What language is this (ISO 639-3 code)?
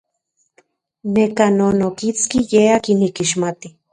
ncx